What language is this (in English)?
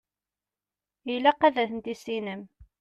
Kabyle